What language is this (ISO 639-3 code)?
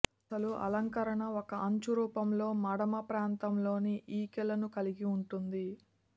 tel